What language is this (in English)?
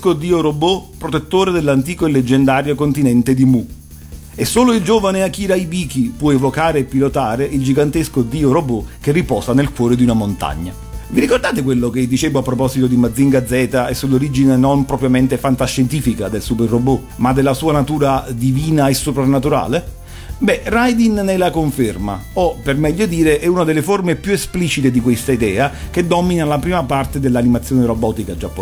Italian